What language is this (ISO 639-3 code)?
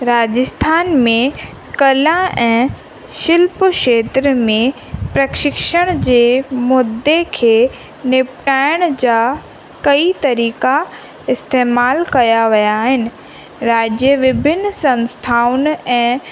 snd